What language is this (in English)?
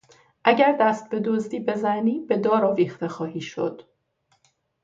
Persian